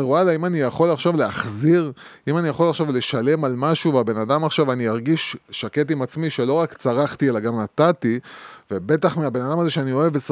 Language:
Hebrew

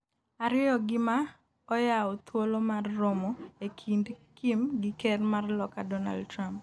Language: Luo (Kenya and Tanzania)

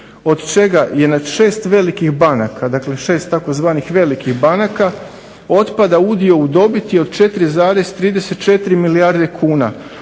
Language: Croatian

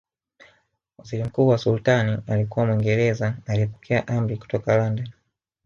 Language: Swahili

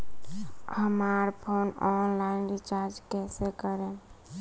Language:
Bhojpuri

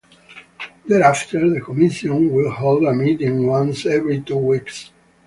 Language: English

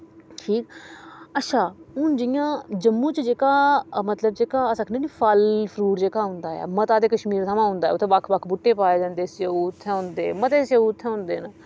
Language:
Dogri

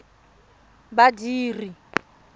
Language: Tswana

